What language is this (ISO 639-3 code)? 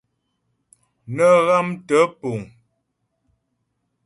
bbj